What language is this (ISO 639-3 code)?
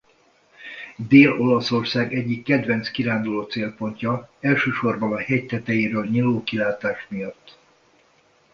hun